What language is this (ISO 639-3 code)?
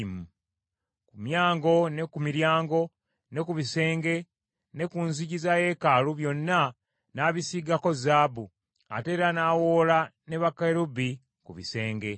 lug